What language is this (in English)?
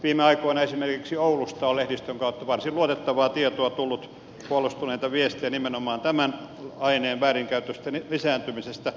Finnish